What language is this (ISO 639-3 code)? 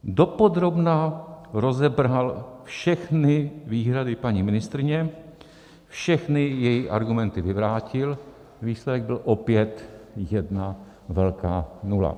ces